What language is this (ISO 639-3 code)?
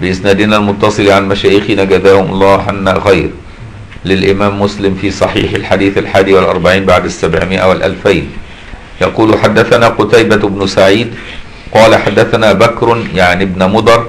ara